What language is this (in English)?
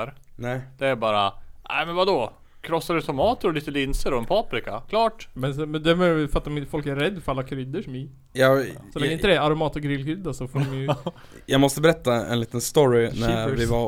Swedish